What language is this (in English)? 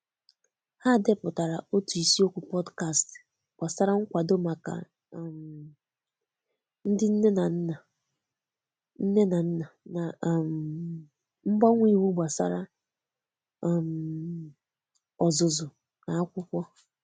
Igbo